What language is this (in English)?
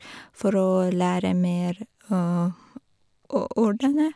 Norwegian